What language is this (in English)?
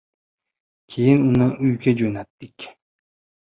Uzbek